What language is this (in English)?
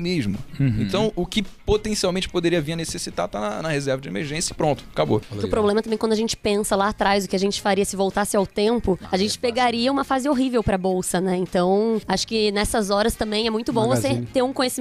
Portuguese